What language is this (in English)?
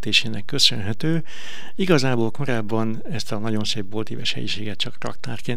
Hungarian